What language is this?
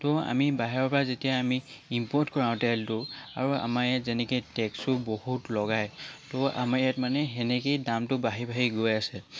Assamese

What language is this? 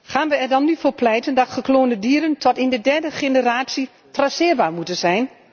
Dutch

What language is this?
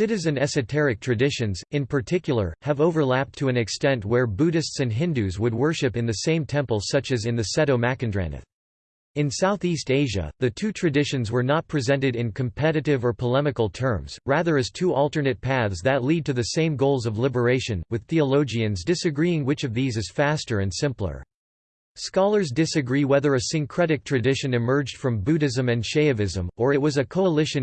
English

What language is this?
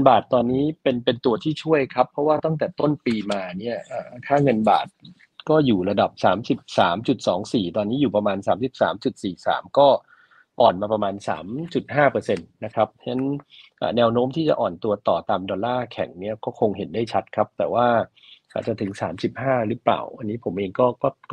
Thai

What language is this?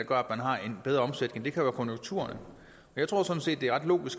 Danish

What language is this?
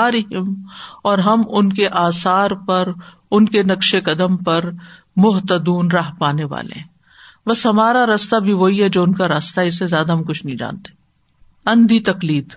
Urdu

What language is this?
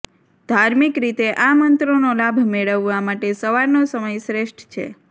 Gujarati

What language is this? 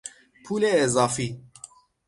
Persian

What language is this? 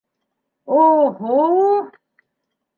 Bashkir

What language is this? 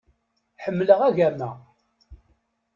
Kabyle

